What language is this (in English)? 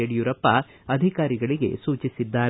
Kannada